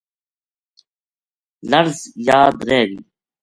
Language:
Gujari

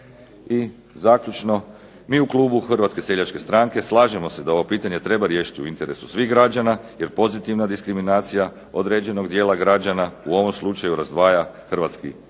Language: Croatian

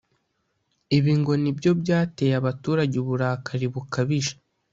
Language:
Kinyarwanda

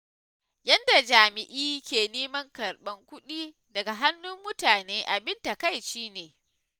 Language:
Hausa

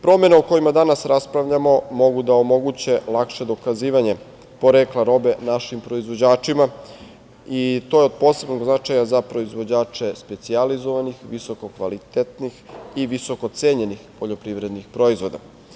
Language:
Serbian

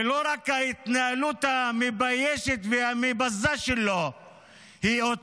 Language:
Hebrew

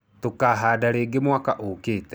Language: Kikuyu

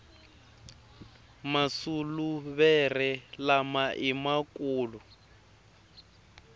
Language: Tsonga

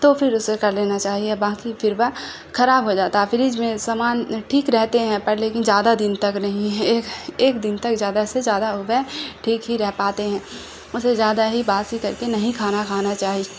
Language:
Urdu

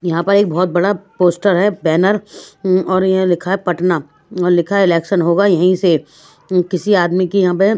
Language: Hindi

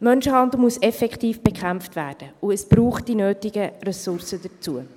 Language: Swiss German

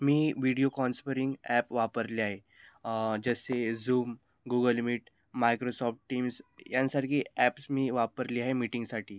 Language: Marathi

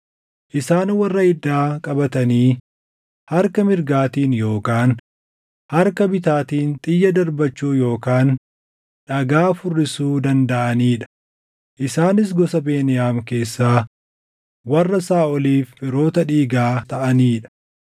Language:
Oromo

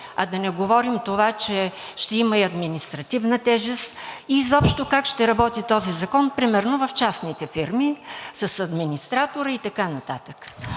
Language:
Bulgarian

